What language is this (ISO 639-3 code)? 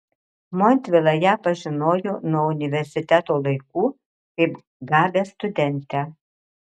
lit